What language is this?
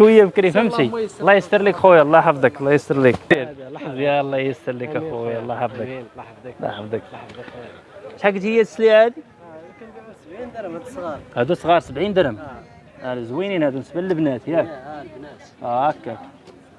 Arabic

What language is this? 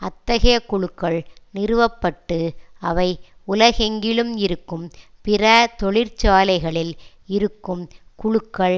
Tamil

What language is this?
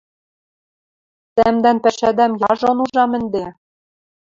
Western Mari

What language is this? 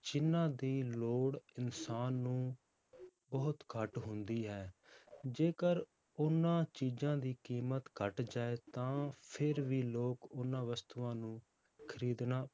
Punjabi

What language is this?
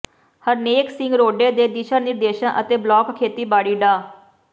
Punjabi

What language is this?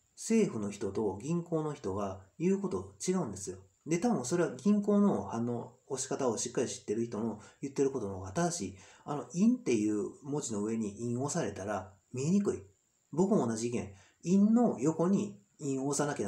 Japanese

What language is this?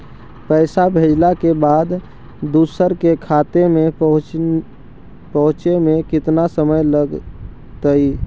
Magahi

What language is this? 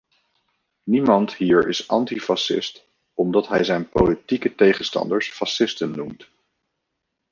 Dutch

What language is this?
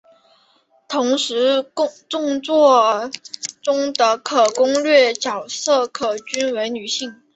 Chinese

